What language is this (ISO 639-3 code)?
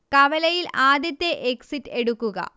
mal